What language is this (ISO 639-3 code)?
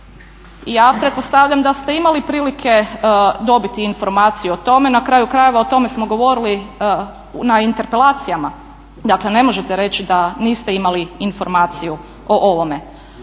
hrv